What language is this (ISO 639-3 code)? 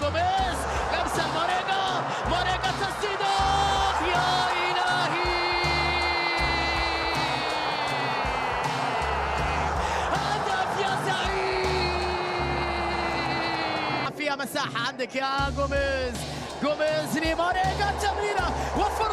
ara